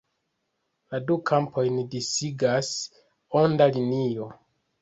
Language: Esperanto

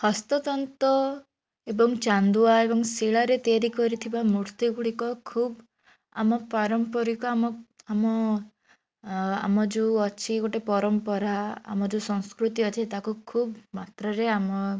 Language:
Odia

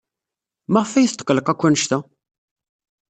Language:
Kabyle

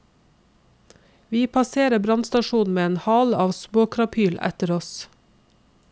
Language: Norwegian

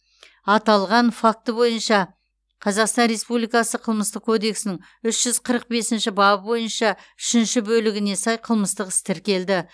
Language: Kazakh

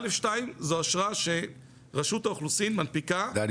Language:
Hebrew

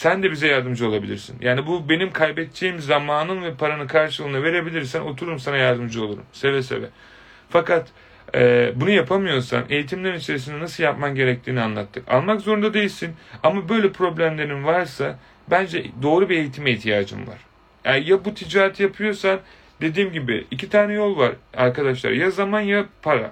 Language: Turkish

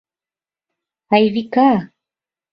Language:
Mari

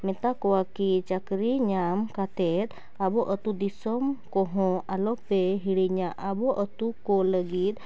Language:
Santali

